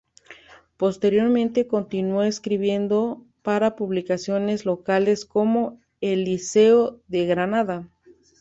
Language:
Spanish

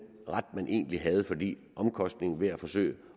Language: Danish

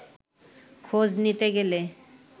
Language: Bangla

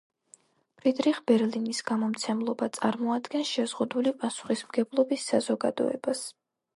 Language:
Georgian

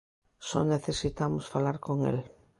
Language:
Galician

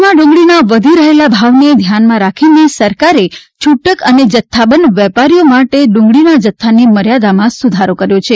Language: Gujarati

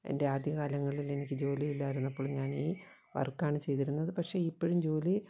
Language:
Malayalam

